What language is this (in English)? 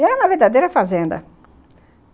Portuguese